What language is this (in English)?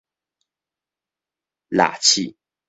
Min Nan Chinese